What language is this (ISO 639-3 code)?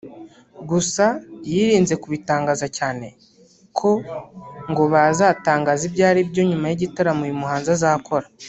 kin